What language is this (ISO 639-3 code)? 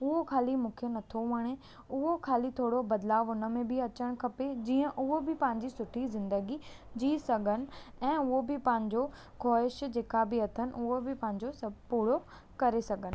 snd